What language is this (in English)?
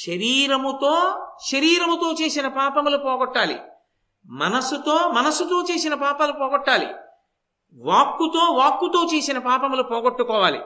Telugu